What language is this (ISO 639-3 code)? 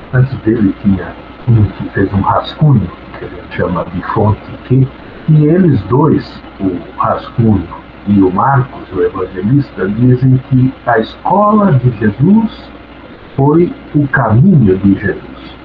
por